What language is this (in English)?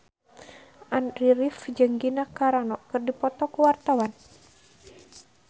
Sundanese